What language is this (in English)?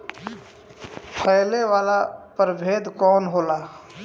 Bhojpuri